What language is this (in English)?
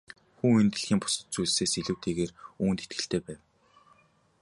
Mongolian